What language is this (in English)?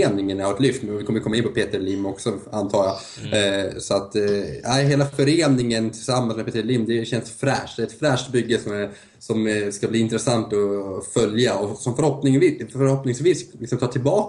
Swedish